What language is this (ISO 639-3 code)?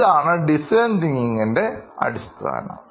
mal